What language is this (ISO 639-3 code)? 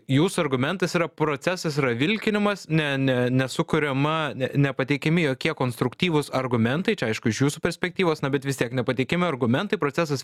lit